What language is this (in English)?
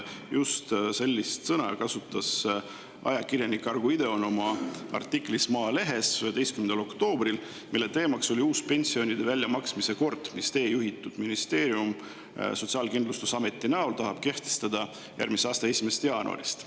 Estonian